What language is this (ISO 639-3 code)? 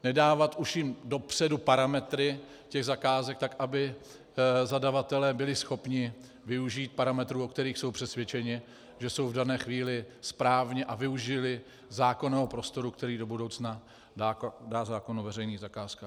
ces